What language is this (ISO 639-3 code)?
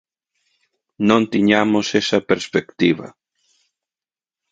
glg